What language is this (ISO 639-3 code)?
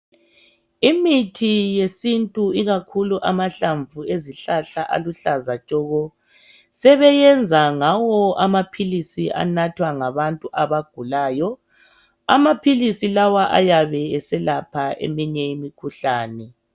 nde